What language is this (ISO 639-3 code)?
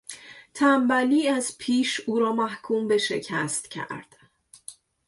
fas